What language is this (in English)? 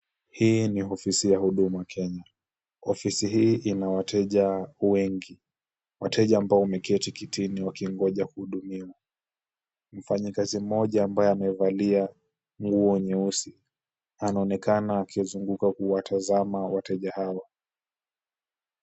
Swahili